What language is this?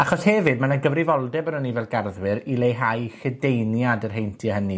Welsh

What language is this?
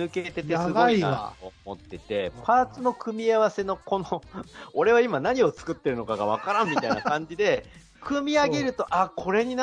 Japanese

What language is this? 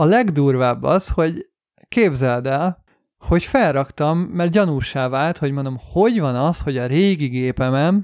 Hungarian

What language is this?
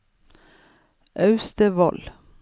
Norwegian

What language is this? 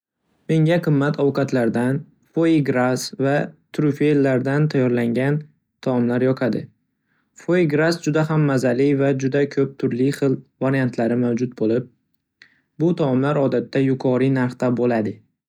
Uzbek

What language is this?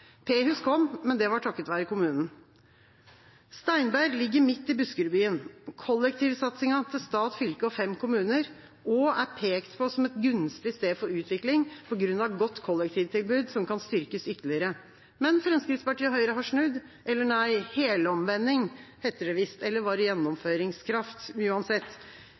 Norwegian Bokmål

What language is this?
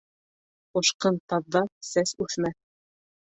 Bashkir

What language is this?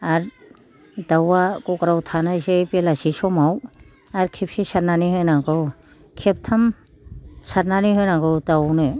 Bodo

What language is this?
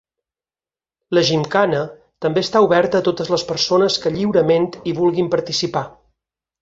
Catalan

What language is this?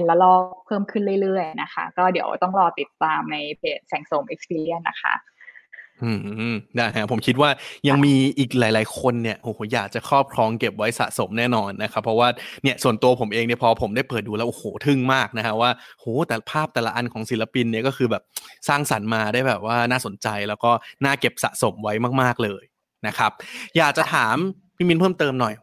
Thai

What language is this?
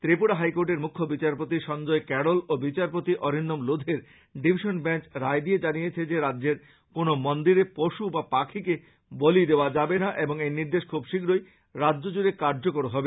Bangla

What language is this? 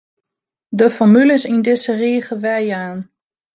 Western Frisian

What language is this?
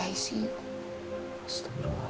Indonesian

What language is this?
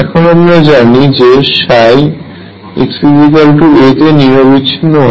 Bangla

